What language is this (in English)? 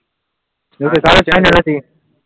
Gujarati